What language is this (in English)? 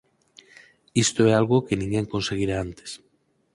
Galician